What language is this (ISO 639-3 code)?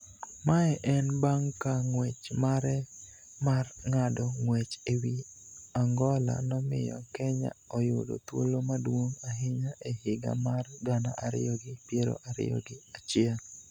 luo